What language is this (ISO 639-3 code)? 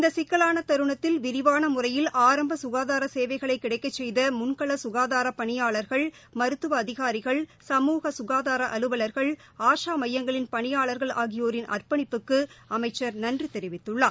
tam